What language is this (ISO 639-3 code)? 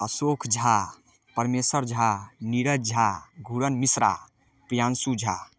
mai